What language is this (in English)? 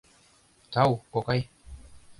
Mari